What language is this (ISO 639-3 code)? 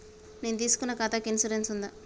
tel